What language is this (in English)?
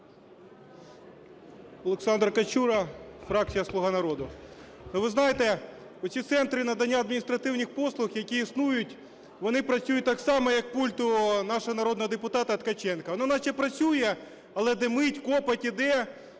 Ukrainian